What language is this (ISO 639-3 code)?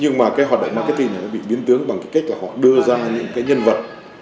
vie